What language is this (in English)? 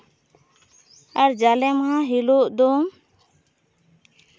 Santali